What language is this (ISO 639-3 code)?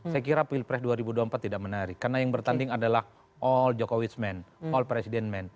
ind